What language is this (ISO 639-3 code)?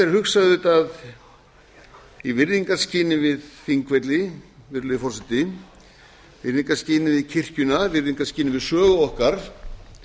isl